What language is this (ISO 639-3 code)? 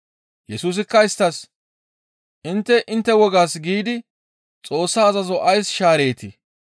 gmv